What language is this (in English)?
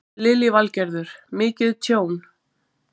Icelandic